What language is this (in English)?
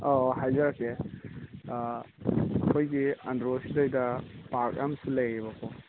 Manipuri